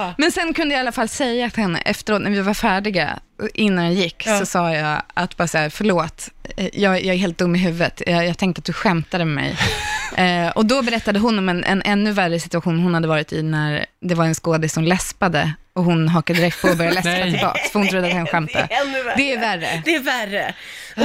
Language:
Swedish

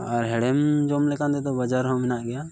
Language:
Santali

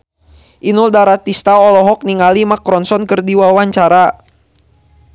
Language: Sundanese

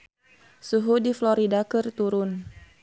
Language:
Sundanese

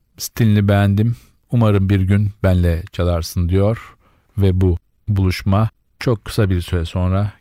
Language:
Turkish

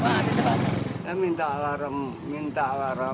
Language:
Indonesian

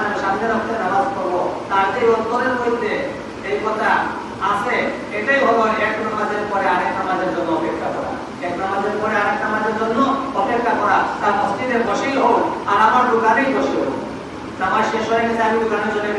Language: Indonesian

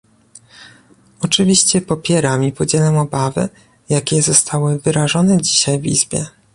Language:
Polish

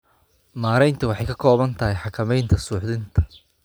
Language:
Somali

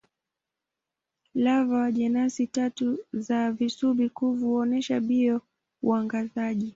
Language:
Swahili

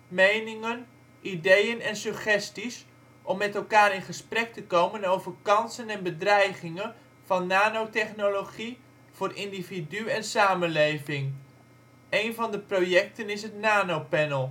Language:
Dutch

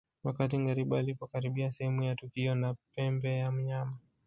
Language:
Swahili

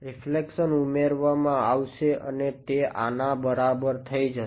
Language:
Gujarati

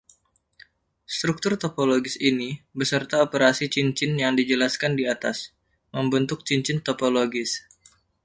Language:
Indonesian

